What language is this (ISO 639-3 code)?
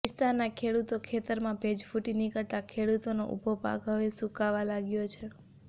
guj